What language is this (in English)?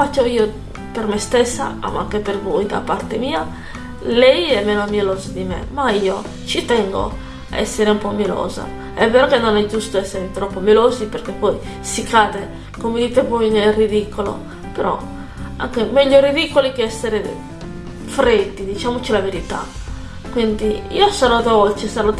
Italian